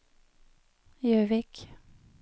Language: Norwegian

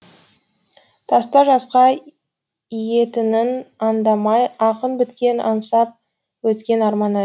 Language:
Kazakh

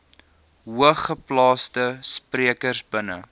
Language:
Afrikaans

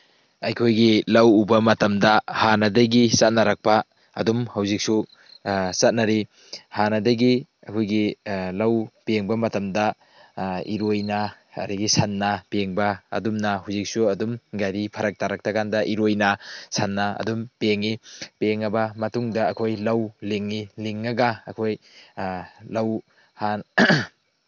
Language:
Manipuri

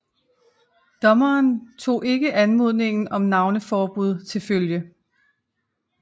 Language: Danish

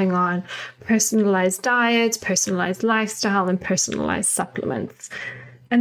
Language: English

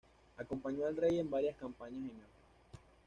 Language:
Spanish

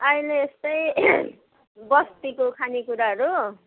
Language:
Nepali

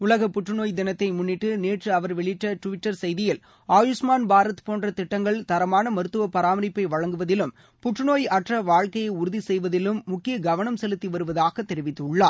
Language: Tamil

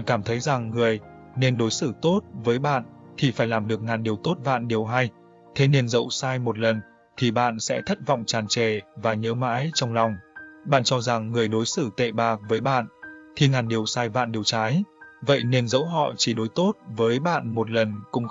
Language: Vietnamese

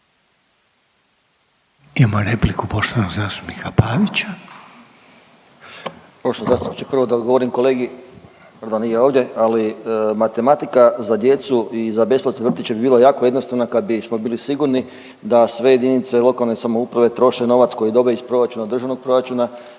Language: Croatian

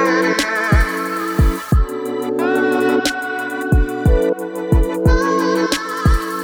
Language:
Thai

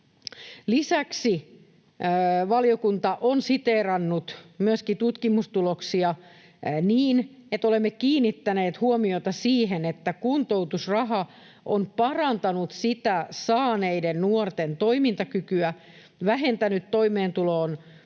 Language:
Finnish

